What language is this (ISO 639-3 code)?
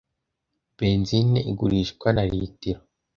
kin